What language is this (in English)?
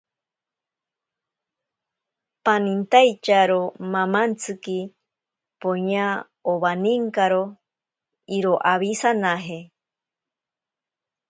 Ashéninka Perené